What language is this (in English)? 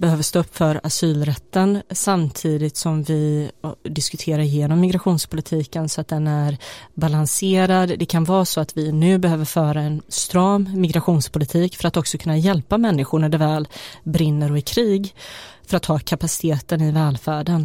Swedish